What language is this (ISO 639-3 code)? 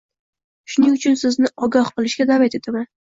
uzb